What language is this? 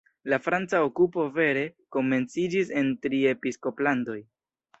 Esperanto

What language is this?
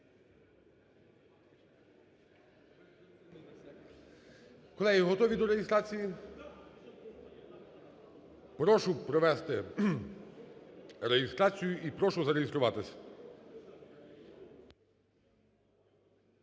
Ukrainian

